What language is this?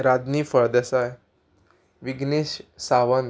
Konkani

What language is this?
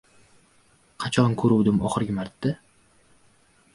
Uzbek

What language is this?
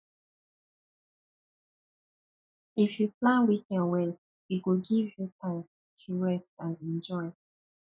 Nigerian Pidgin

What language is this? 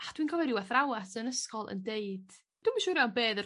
Welsh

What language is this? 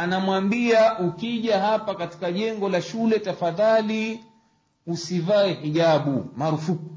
Swahili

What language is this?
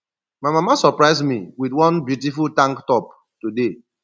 Nigerian Pidgin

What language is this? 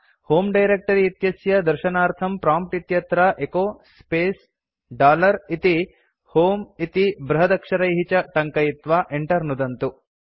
Sanskrit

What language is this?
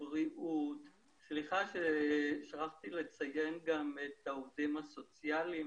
Hebrew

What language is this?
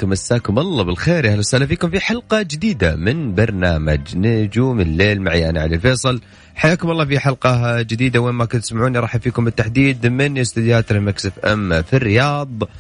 Arabic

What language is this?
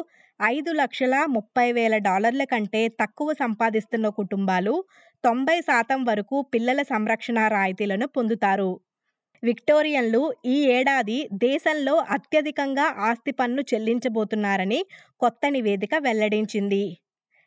Telugu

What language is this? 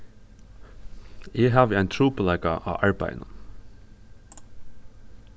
Faroese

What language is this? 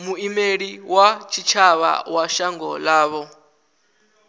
Venda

